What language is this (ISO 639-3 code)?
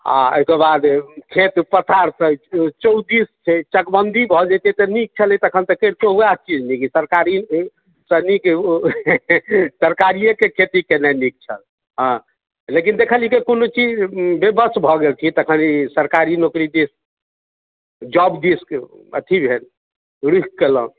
mai